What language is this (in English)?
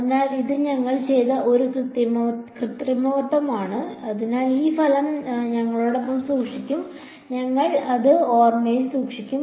Malayalam